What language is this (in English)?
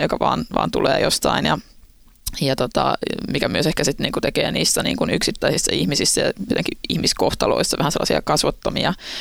Finnish